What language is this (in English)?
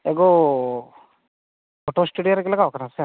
Santali